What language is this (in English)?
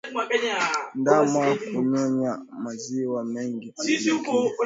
Swahili